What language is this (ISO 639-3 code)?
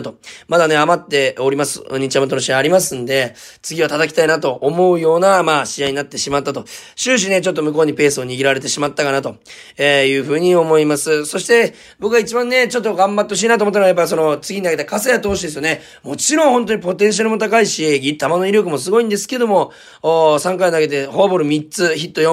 jpn